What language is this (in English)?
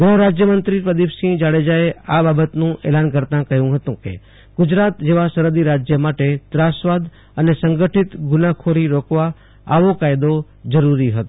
Gujarati